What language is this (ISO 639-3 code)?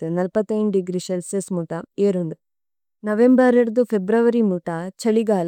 tcy